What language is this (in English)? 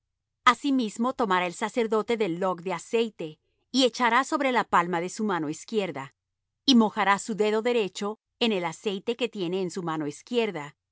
Spanish